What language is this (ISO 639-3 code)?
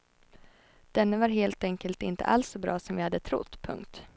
swe